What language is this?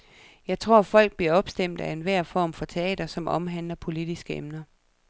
Danish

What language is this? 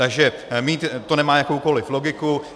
Czech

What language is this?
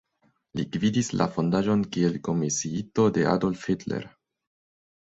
Esperanto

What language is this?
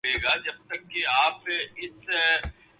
Urdu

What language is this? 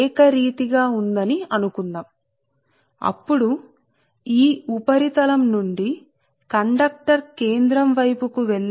Telugu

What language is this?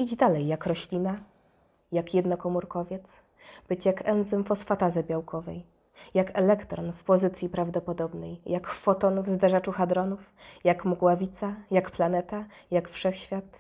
Polish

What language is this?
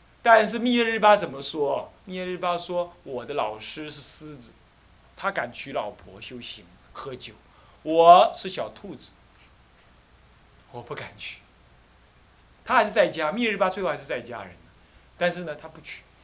Chinese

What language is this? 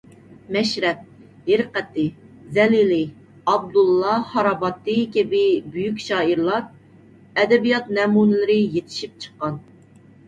Uyghur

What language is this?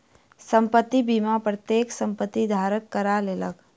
Maithili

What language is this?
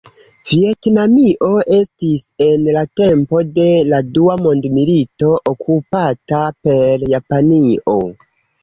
Esperanto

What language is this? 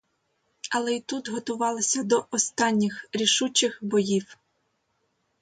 Ukrainian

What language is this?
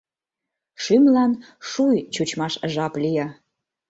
Mari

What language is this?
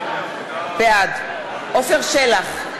Hebrew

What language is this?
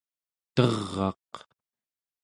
Central Yupik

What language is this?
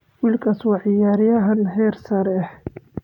Somali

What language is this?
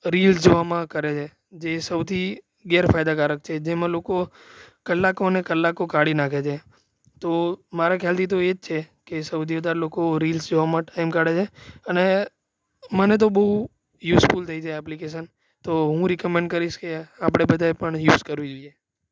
Gujarati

